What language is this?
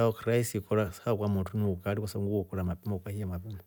Rombo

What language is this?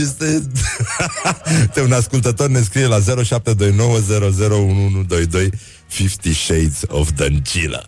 Romanian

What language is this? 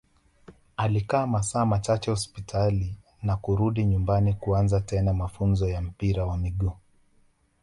Swahili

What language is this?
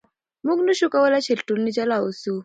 Pashto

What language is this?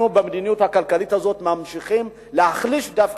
Hebrew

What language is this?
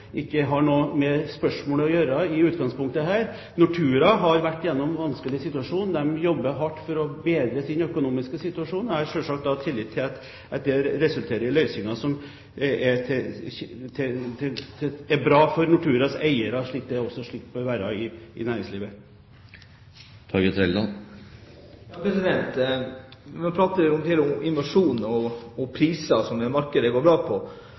Norwegian Bokmål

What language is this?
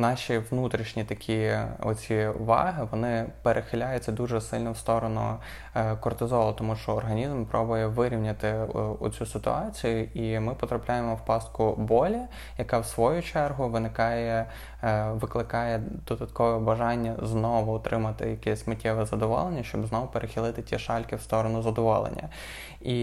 Ukrainian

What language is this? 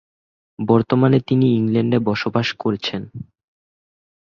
Bangla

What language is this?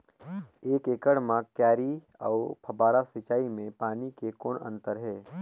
Chhattisgarhi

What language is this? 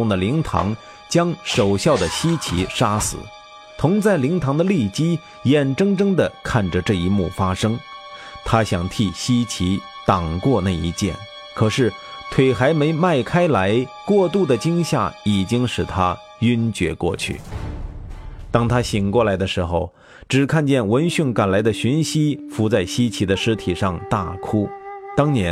Chinese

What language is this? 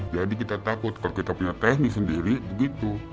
Indonesian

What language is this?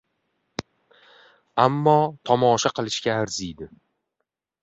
Uzbek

